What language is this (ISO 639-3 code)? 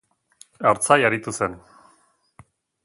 eus